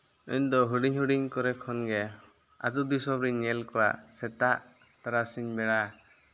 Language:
Santali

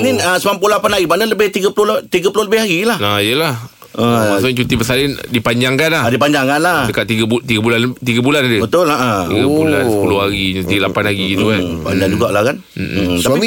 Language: Malay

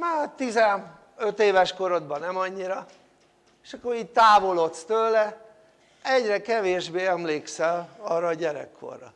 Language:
Hungarian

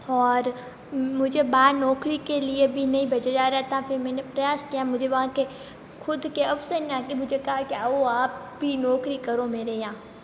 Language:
Hindi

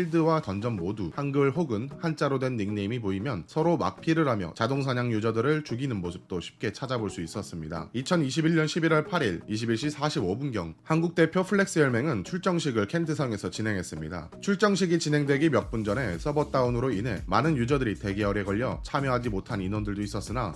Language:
Korean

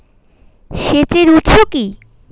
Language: Bangla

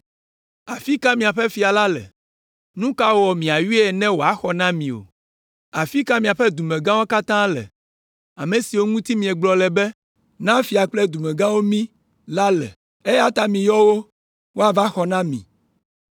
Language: Ewe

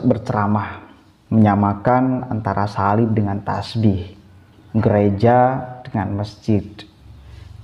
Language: Indonesian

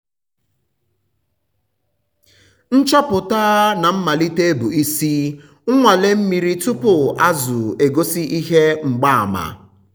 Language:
Igbo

